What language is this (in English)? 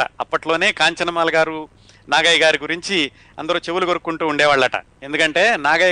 Telugu